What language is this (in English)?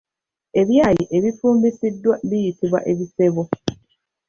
Ganda